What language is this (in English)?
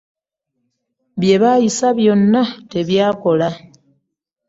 Ganda